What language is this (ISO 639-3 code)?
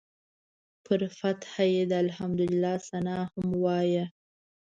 pus